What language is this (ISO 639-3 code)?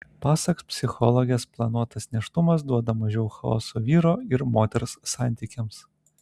lit